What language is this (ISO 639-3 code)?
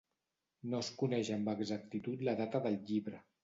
cat